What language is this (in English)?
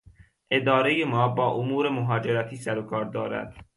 Persian